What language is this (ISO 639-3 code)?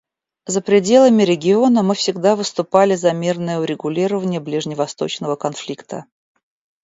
rus